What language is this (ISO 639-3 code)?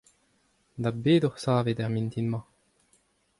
bre